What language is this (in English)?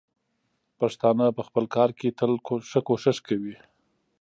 Pashto